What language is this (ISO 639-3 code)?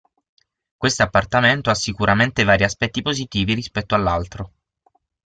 ita